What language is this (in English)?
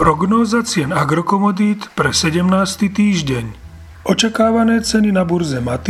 Slovak